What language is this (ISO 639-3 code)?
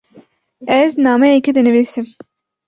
kur